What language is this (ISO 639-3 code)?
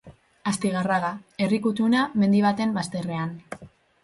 eus